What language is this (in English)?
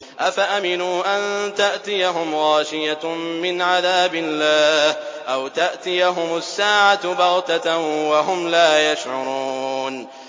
Arabic